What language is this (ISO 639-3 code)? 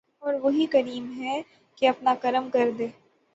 urd